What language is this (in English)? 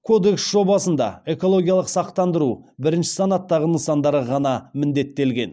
Kazakh